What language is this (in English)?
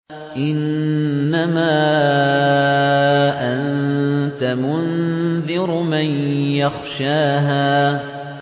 Arabic